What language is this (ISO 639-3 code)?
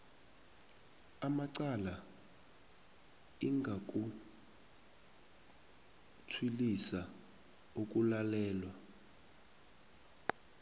nbl